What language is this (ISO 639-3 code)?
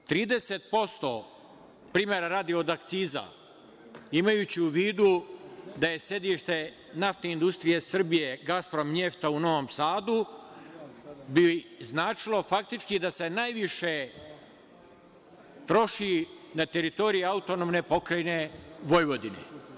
srp